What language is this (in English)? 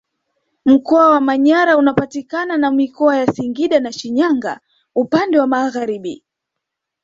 Swahili